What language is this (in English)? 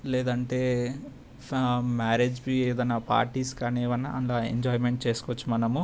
Telugu